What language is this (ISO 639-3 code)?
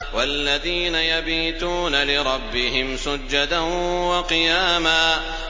ara